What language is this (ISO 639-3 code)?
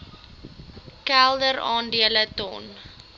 afr